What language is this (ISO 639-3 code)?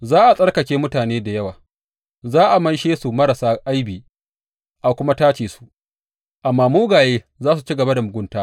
hau